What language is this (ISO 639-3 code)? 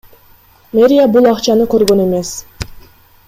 kir